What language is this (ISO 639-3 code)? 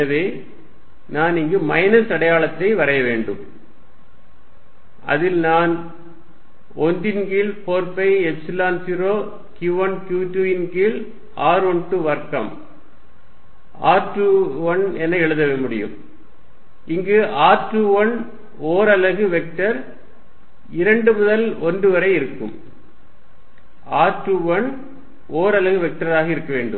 tam